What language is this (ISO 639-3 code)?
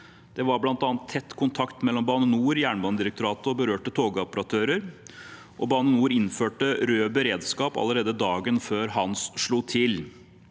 nor